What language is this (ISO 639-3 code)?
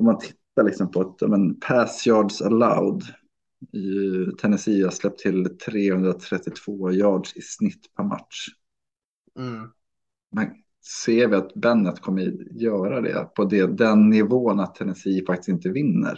swe